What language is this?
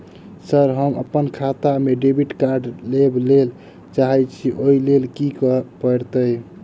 Maithili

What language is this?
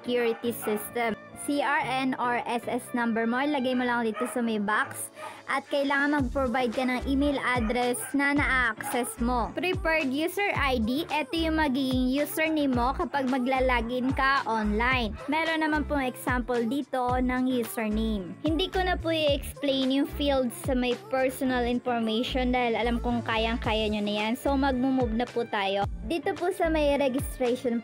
Filipino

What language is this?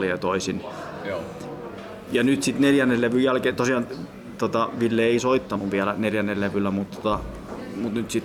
Finnish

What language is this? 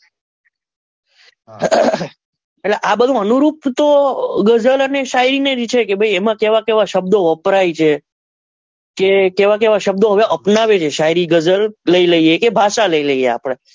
Gujarati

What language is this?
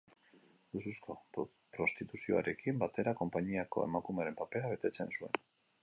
Basque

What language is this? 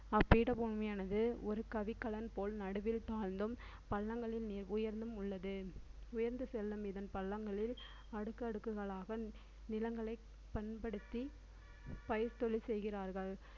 Tamil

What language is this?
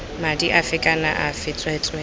Tswana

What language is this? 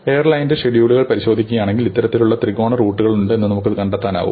Malayalam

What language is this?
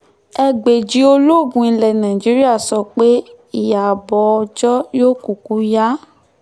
Yoruba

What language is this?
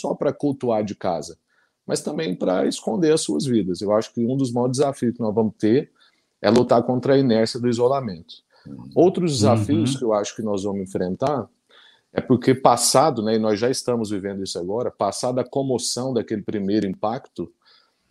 Portuguese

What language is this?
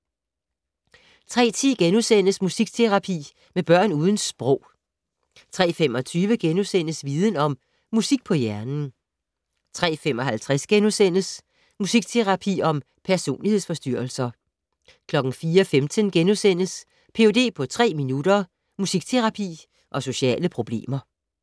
Danish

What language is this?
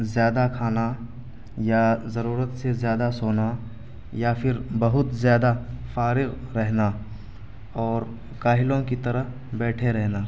Urdu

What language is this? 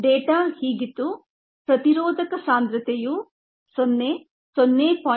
Kannada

